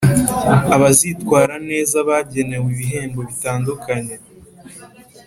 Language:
Kinyarwanda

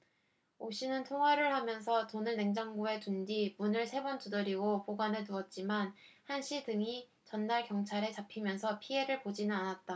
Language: Korean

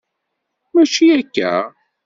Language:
Kabyle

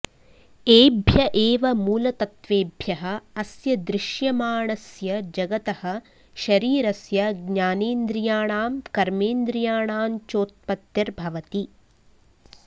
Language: Sanskrit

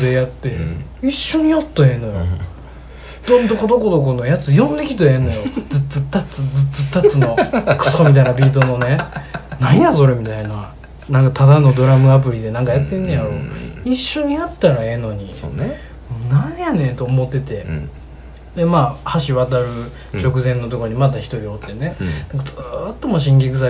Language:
Japanese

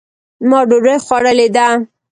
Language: Pashto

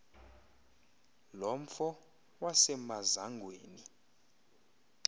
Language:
Xhosa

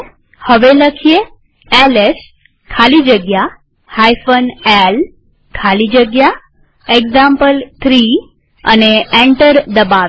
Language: Gujarati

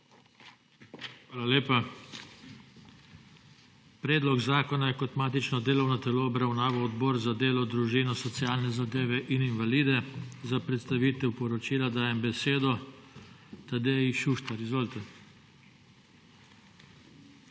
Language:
Slovenian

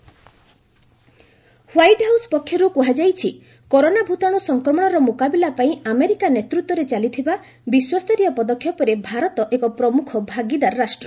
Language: Odia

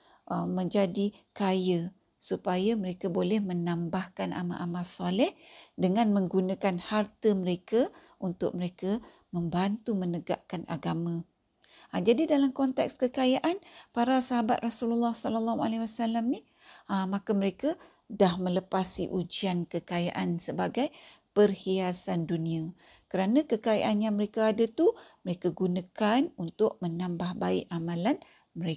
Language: Malay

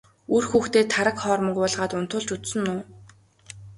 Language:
Mongolian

